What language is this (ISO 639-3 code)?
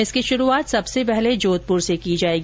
hin